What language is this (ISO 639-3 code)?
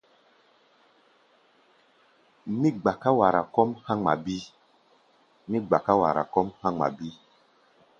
gba